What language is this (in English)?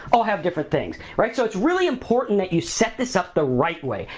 English